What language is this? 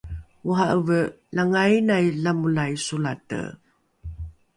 Rukai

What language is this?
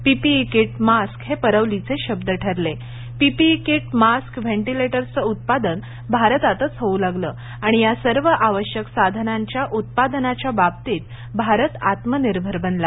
Marathi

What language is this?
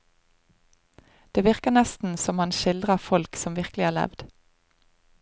Norwegian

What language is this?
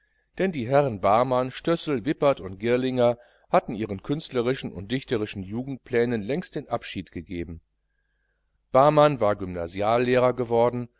German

